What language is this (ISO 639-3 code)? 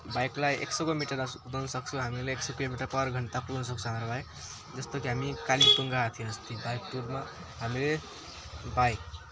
nep